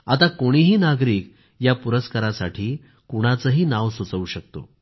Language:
Marathi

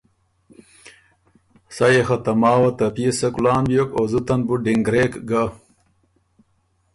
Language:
Ormuri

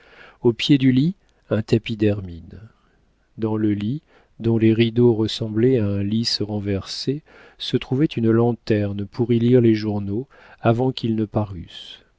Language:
French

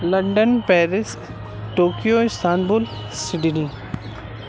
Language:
Urdu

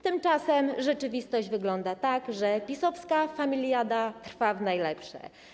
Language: Polish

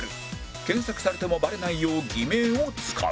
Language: Japanese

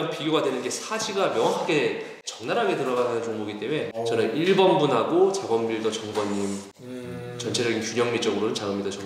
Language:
Korean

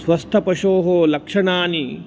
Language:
Sanskrit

